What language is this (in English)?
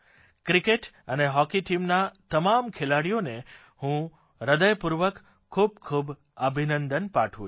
Gujarati